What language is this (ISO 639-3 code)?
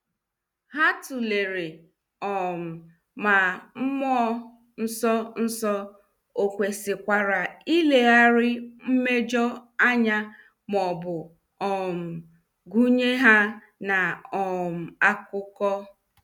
ibo